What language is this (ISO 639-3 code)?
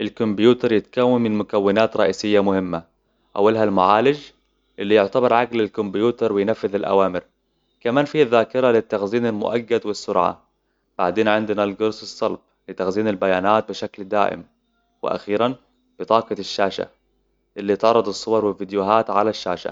acw